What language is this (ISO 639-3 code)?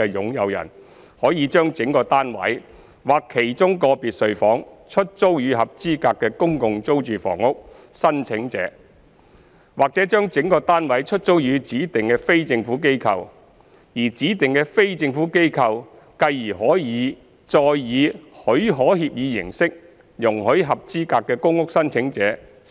yue